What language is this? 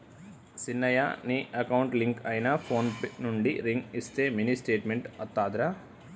Telugu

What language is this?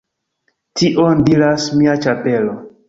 Esperanto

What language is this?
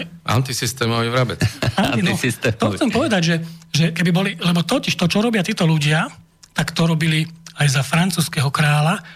Slovak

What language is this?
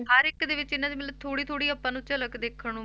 Punjabi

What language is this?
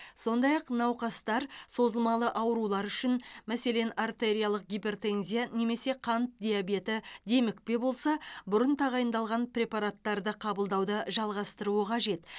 Kazakh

